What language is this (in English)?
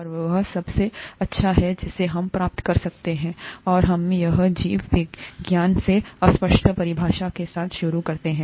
Hindi